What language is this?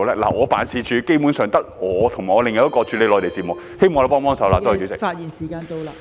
Cantonese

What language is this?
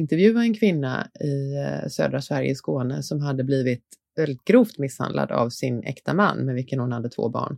Swedish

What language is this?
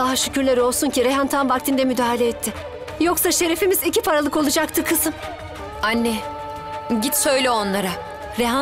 Turkish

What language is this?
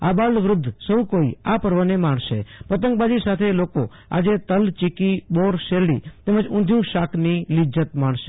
Gujarati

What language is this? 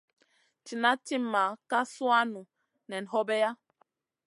Masana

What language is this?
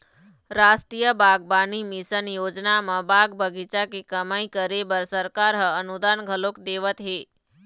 Chhattisgarhi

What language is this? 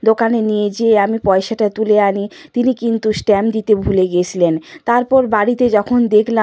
Bangla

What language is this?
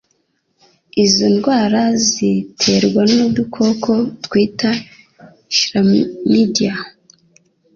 Kinyarwanda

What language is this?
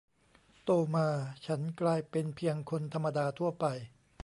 Thai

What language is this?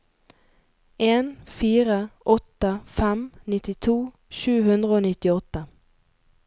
Norwegian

